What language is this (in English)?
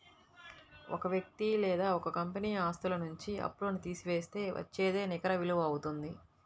Telugu